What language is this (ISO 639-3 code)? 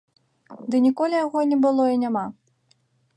bel